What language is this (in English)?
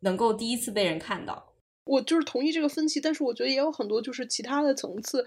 Chinese